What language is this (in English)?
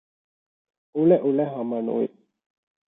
Divehi